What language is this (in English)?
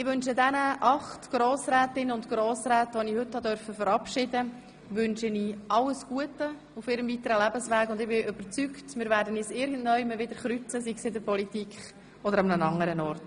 Swiss German